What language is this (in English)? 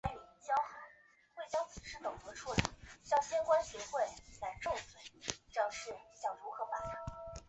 Chinese